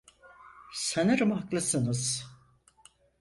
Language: Turkish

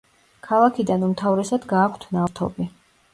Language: Georgian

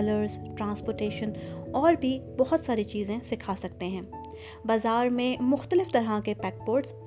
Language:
Urdu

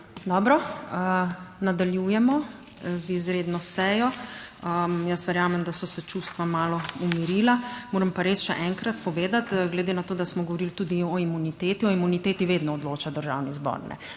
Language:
Slovenian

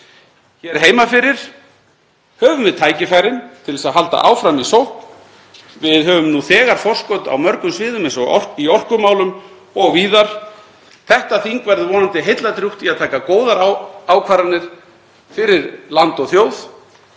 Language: Icelandic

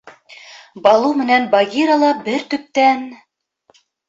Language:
Bashkir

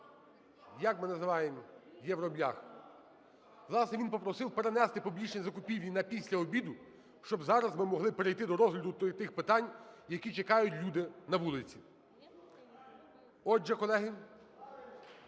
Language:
Ukrainian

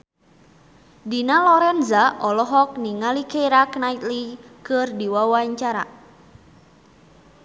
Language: Sundanese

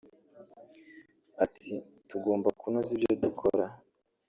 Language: Kinyarwanda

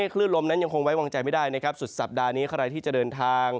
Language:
Thai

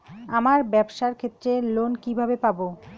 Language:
Bangla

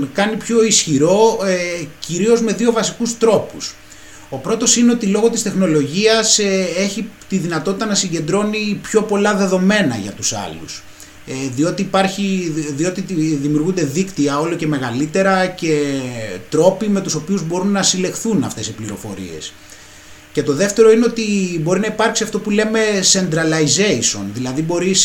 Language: Greek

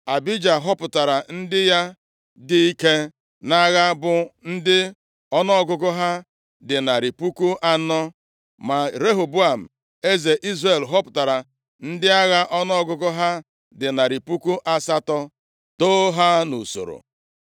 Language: Igbo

